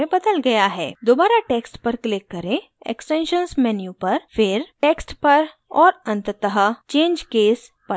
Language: Hindi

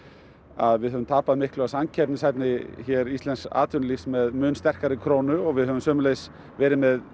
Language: Icelandic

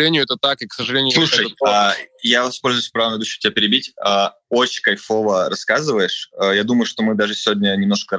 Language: Russian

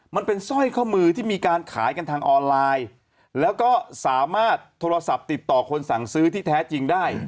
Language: Thai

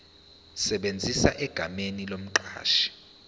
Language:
Zulu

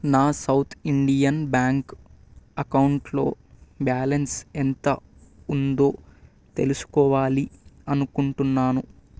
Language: Telugu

